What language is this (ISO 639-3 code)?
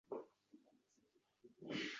uzb